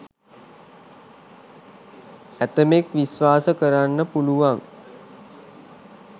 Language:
Sinhala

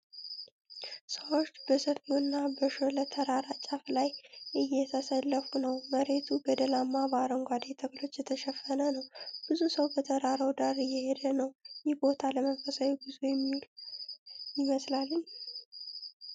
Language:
Amharic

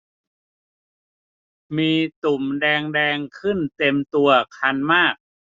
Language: Thai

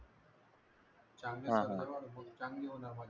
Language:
Marathi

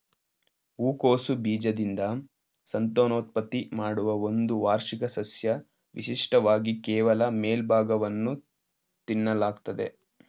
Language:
Kannada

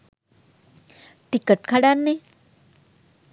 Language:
Sinhala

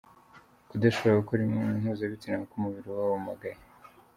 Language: Kinyarwanda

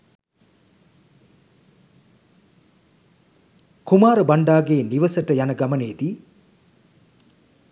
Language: Sinhala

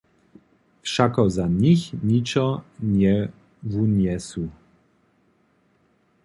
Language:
Upper Sorbian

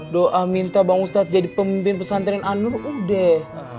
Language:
Indonesian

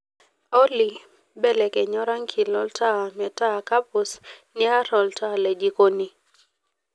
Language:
Masai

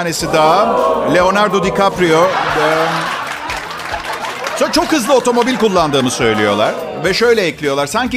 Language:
Turkish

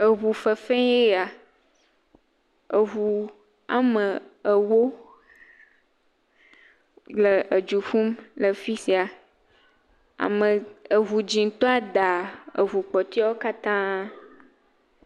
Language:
Ewe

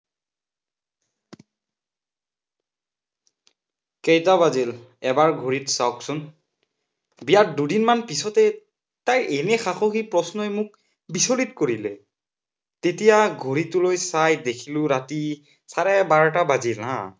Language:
Assamese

